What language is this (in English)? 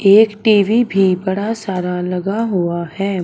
Hindi